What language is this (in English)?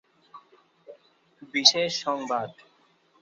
Bangla